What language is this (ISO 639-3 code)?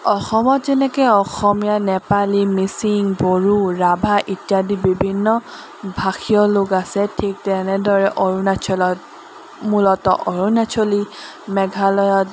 asm